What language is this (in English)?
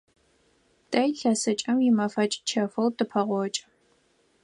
Adyghe